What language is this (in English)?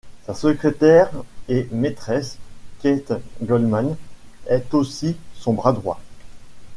French